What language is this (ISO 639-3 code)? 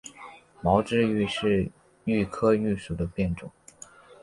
zho